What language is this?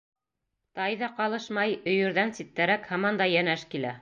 Bashkir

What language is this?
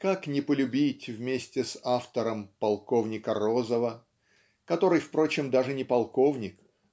Russian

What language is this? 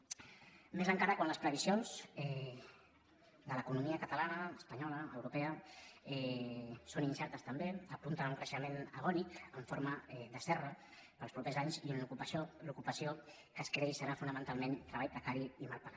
Catalan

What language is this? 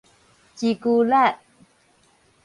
Min Nan Chinese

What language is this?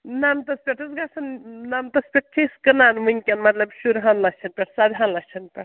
Kashmiri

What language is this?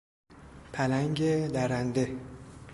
Persian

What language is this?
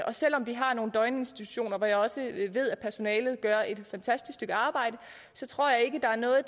Danish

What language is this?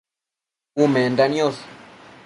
Matsés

